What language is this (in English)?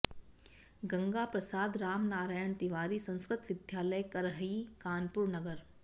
Sanskrit